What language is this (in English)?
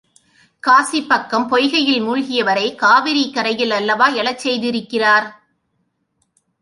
Tamil